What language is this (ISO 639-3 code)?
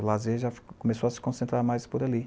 por